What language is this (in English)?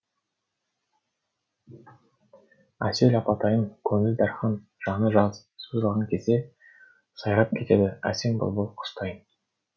Kazakh